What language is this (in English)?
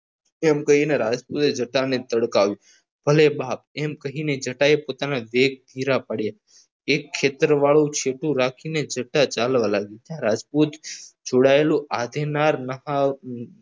Gujarati